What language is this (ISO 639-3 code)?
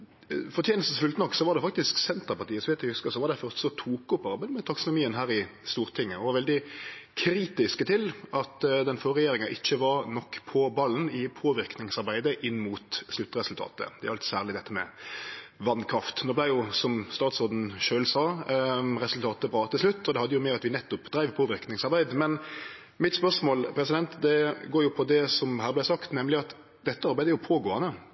nno